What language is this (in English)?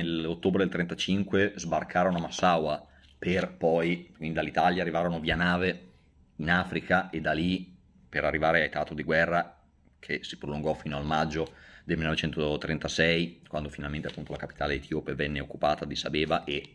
Italian